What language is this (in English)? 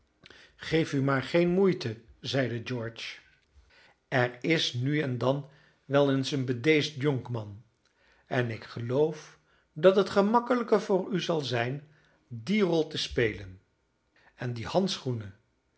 Dutch